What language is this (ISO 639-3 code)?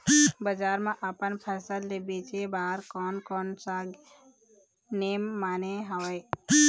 hne